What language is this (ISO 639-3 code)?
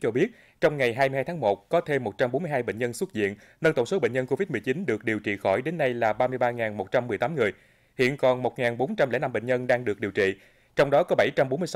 vie